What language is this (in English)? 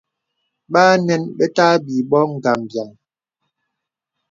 Bebele